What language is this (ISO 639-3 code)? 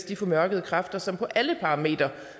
dan